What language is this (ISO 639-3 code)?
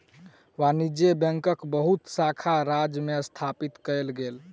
mai